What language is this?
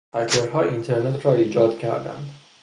Persian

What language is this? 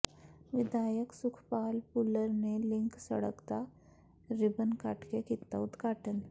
Punjabi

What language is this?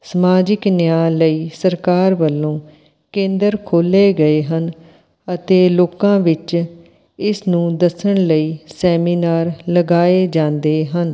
Punjabi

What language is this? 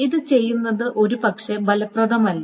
Malayalam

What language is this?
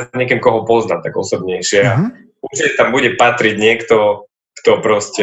Slovak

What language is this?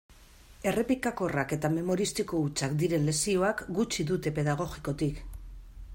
Basque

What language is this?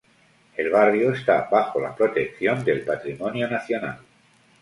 Spanish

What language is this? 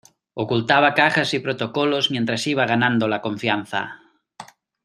Spanish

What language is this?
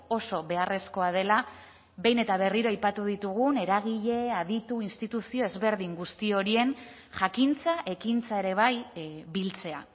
Basque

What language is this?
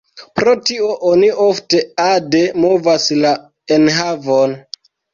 Esperanto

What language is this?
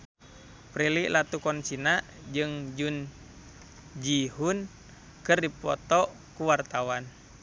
Sundanese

